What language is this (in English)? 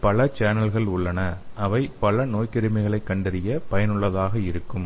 Tamil